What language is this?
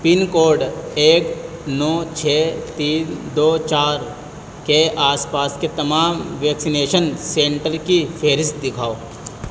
Urdu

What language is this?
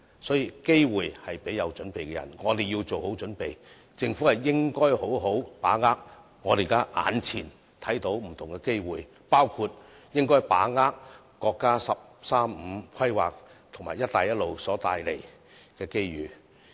Cantonese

